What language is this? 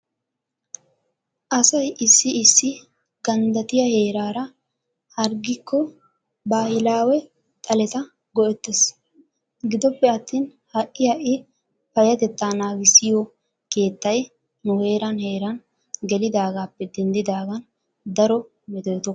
Wolaytta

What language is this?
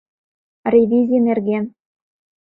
Mari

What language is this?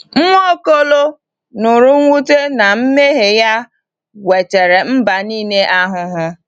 Igbo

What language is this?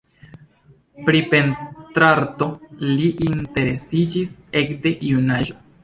Esperanto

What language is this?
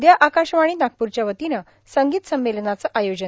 Marathi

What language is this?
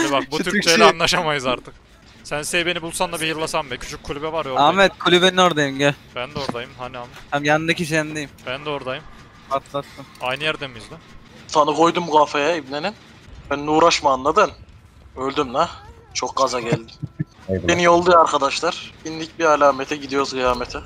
Turkish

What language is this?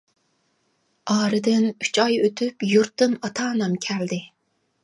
Uyghur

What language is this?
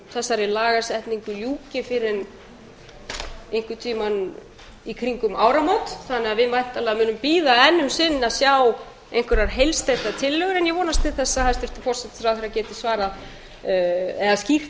Icelandic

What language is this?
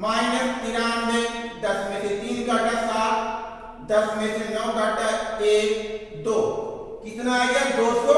Hindi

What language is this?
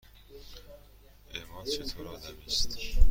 Persian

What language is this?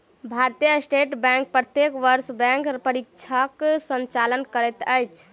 Maithili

